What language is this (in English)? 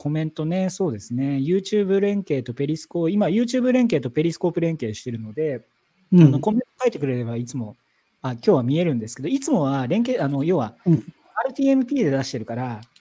Japanese